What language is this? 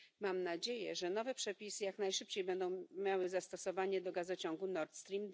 Polish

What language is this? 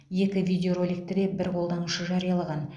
Kazakh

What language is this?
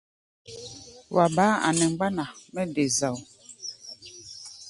Gbaya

